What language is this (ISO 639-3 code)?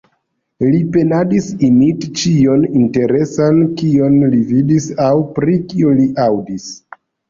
epo